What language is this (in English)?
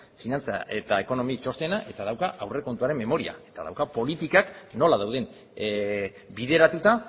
Basque